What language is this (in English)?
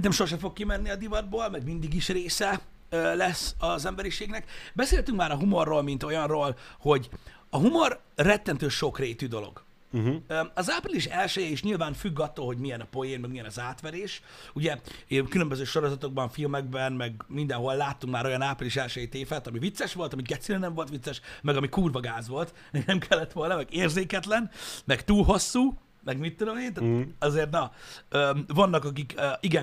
Hungarian